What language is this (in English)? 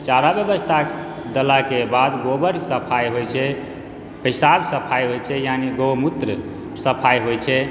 Maithili